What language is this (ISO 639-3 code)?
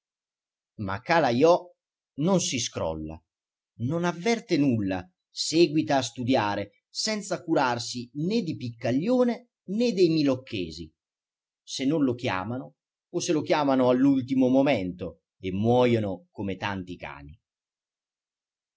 ita